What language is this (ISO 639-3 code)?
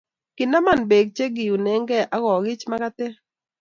kln